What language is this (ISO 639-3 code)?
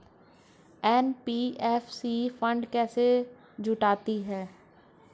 hin